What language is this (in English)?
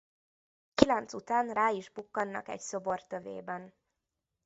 Hungarian